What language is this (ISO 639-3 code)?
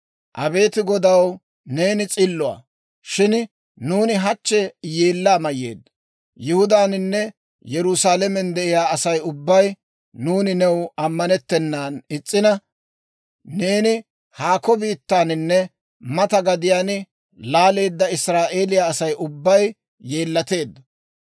dwr